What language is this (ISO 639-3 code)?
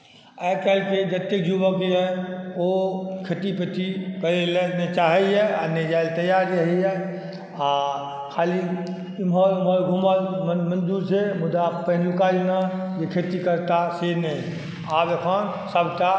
mai